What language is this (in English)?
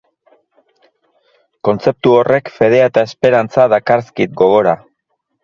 Basque